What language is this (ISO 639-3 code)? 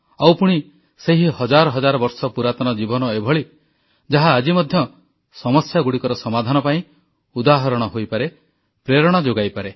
ori